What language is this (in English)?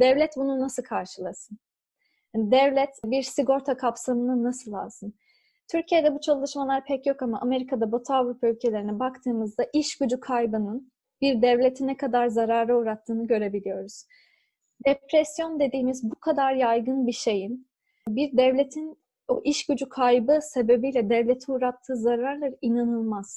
Turkish